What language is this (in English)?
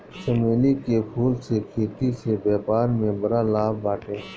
Bhojpuri